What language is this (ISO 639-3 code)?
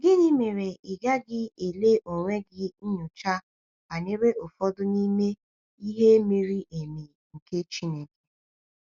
ibo